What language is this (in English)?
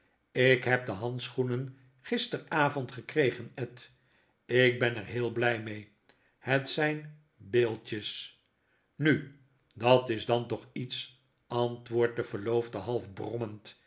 Dutch